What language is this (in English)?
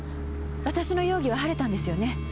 Japanese